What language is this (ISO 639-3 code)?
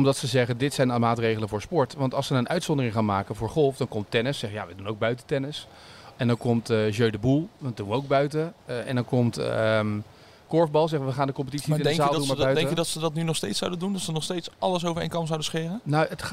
nld